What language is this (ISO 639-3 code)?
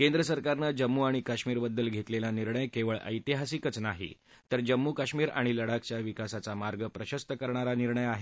mar